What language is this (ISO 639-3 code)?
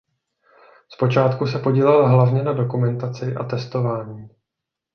ces